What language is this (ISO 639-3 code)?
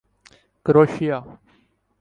urd